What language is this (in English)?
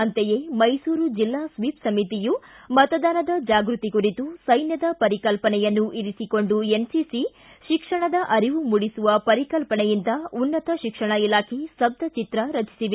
Kannada